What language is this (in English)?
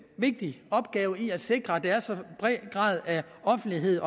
Danish